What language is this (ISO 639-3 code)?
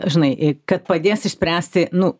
lit